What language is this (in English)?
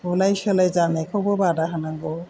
Bodo